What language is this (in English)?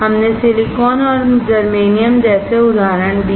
Hindi